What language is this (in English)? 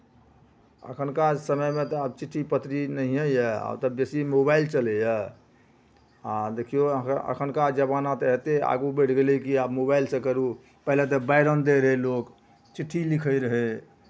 Maithili